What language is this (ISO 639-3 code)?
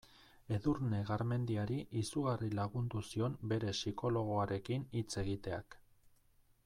eus